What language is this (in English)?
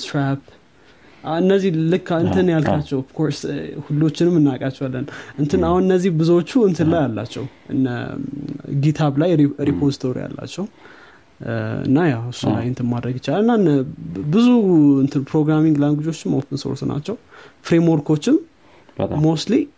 Amharic